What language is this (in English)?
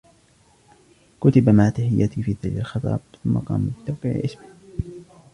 Arabic